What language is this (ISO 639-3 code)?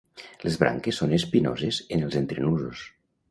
cat